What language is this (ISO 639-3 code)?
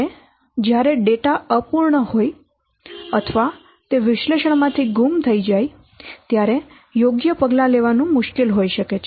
guj